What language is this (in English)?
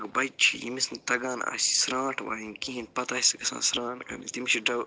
Kashmiri